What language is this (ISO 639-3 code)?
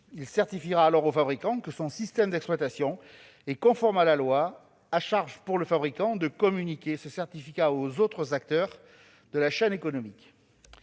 fra